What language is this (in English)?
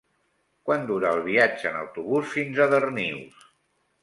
Catalan